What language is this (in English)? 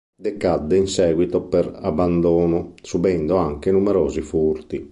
Italian